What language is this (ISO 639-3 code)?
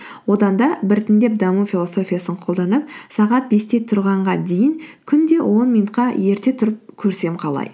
kaz